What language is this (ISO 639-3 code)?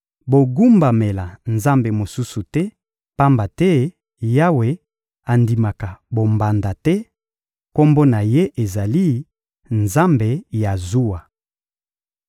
lin